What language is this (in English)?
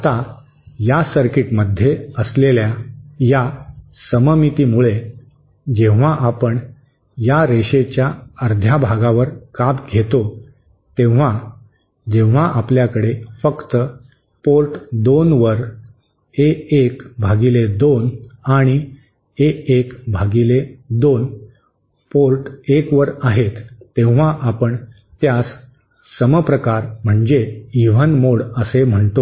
Marathi